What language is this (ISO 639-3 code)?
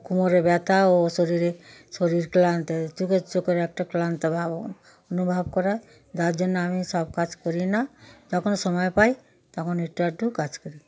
ben